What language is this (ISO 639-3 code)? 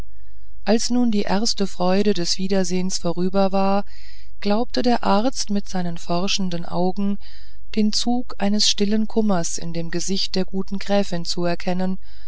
deu